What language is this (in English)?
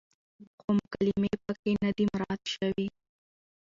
Pashto